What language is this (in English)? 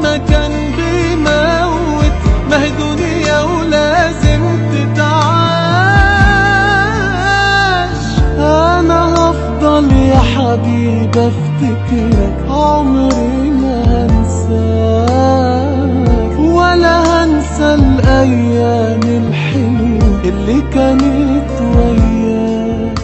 Arabic